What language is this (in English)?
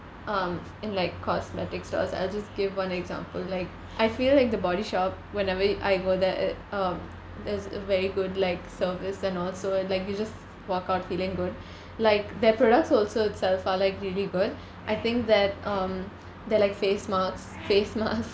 English